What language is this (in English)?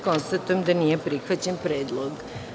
Serbian